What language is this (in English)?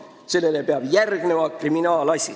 Estonian